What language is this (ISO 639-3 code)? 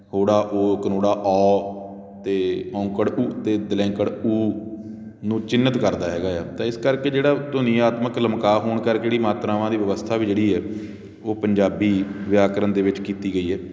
pan